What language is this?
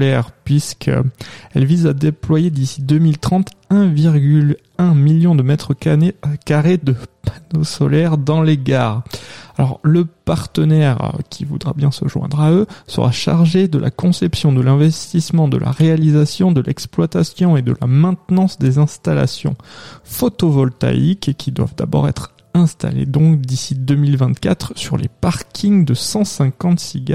French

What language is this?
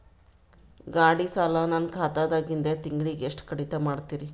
Kannada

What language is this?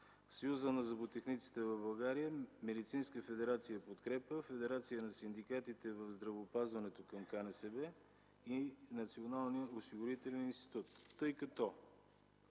Bulgarian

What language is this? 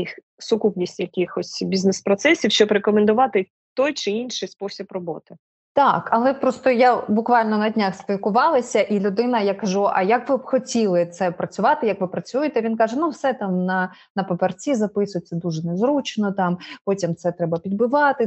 Ukrainian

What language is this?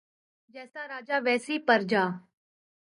Urdu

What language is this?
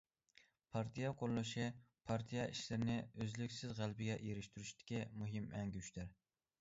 Uyghur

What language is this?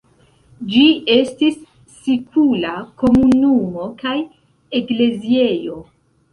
Esperanto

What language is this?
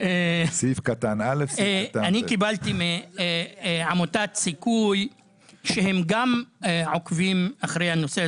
Hebrew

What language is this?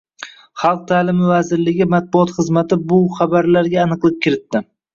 Uzbek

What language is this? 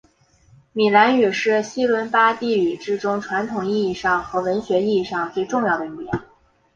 Chinese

